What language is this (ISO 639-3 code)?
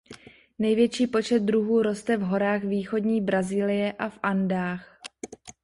ces